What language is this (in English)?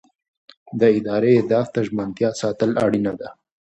Pashto